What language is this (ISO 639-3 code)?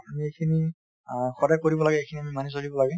asm